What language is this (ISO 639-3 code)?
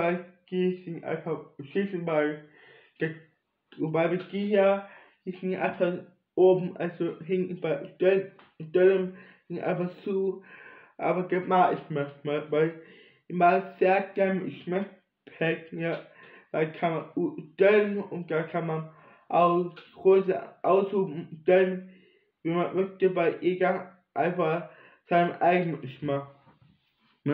deu